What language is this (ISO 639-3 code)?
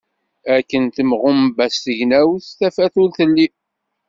kab